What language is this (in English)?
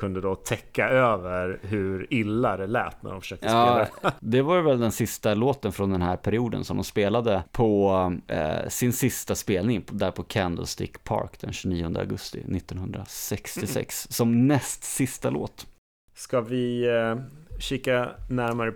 Swedish